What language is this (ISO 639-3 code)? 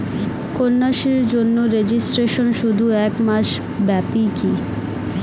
ben